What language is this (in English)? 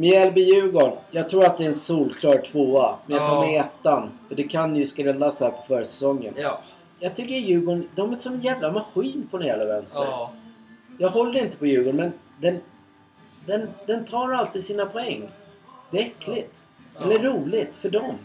Swedish